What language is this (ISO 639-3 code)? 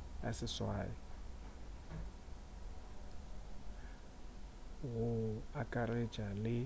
nso